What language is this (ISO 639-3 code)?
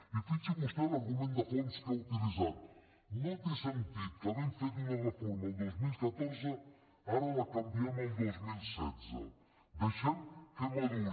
cat